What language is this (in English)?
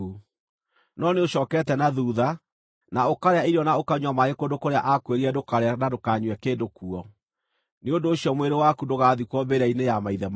Kikuyu